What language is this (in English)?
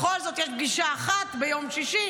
Hebrew